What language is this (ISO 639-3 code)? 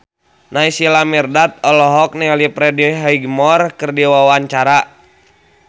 sun